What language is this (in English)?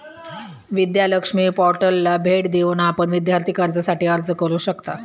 Marathi